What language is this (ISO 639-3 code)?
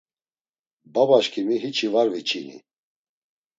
lzz